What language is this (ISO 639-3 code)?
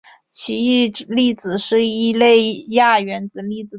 zho